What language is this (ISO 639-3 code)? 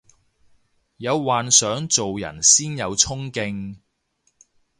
yue